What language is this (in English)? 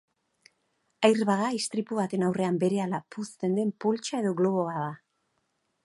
Basque